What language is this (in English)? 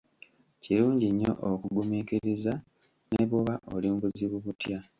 Ganda